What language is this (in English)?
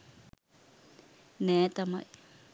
Sinhala